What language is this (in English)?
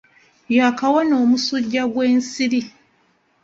Ganda